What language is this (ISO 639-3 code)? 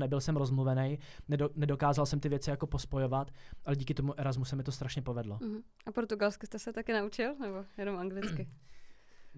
ces